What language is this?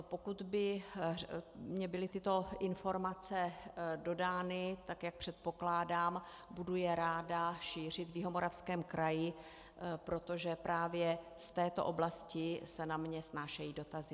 Czech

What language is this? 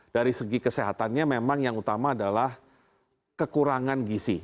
Indonesian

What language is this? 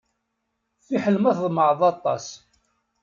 Kabyle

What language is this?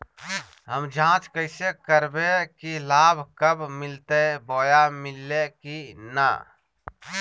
Magahi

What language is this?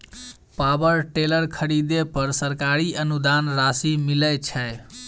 Maithili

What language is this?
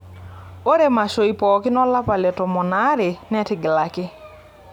Masai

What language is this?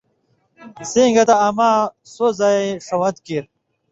Indus Kohistani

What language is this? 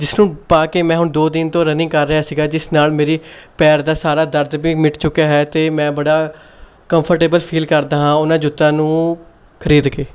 Punjabi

